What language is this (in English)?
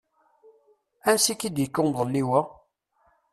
Kabyle